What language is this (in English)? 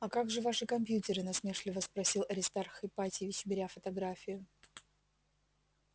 Russian